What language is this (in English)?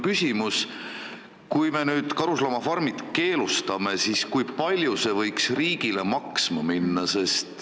Estonian